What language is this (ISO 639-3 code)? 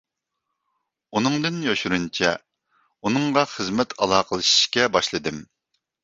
uig